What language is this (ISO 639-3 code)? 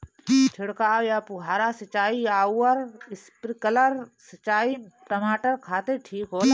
bho